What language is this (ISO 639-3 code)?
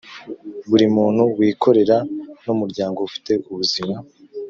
kin